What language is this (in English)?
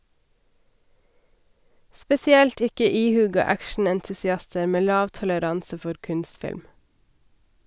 Norwegian